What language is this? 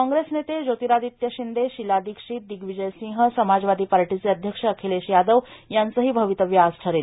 Marathi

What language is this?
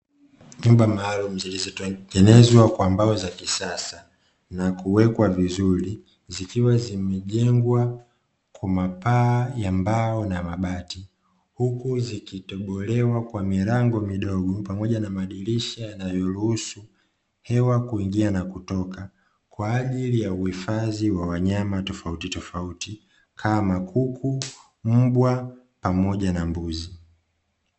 Swahili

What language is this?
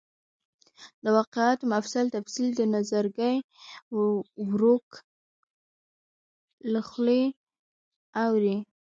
Pashto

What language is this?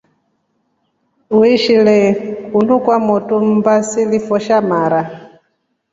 Rombo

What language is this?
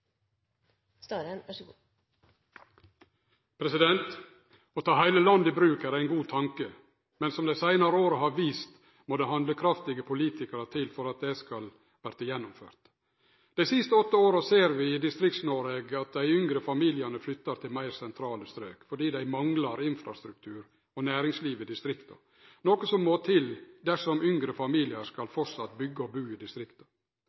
Norwegian Nynorsk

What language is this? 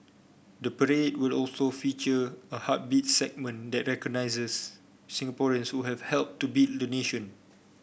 English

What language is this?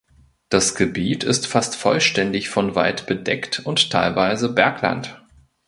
German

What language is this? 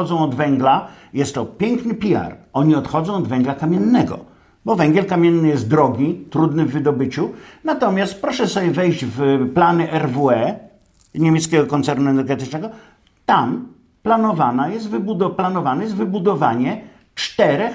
Polish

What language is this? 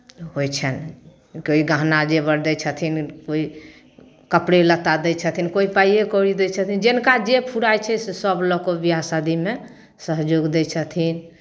Maithili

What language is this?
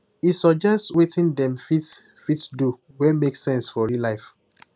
Nigerian Pidgin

